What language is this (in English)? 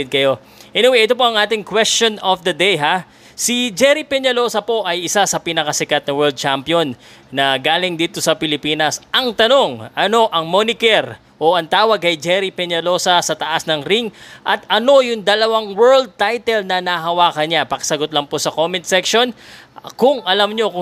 Filipino